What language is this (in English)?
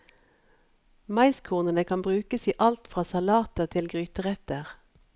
Norwegian